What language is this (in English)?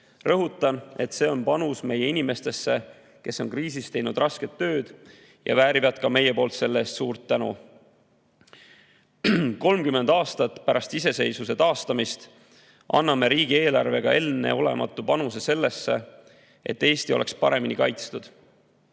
Estonian